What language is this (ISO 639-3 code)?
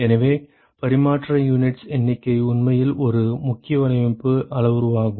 tam